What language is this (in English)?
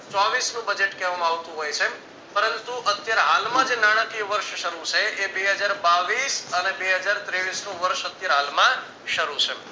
Gujarati